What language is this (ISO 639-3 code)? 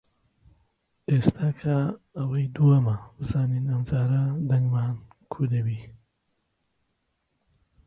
ckb